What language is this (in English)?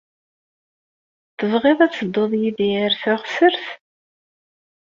Kabyle